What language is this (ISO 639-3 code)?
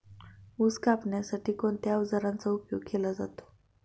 mar